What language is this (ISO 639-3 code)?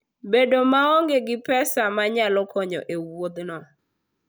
luo